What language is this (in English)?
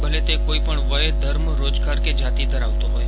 Gujarati